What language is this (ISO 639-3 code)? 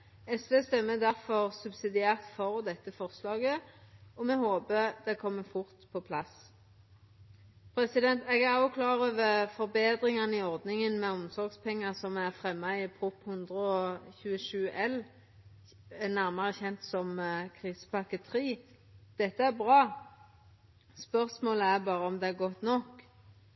nno